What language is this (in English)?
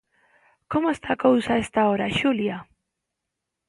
Galician